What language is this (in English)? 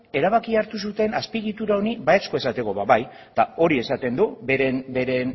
Basque